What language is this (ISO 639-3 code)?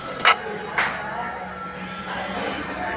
mai